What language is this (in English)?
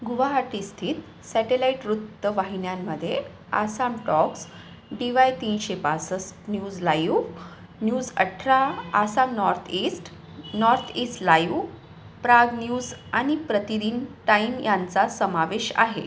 Marathi